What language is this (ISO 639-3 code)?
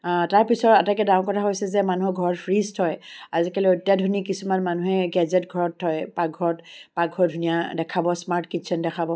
asm